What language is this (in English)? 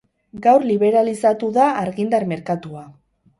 Basque